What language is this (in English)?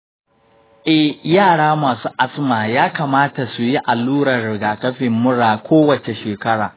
Hausa